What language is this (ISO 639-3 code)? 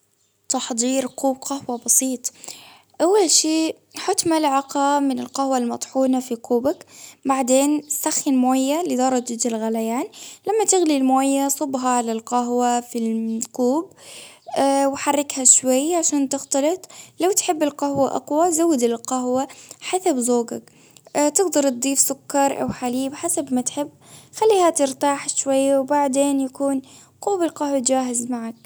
abv